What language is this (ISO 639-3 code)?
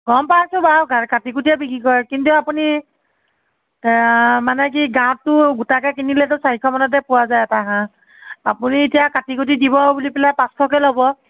asm